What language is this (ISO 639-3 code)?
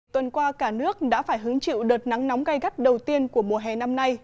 vie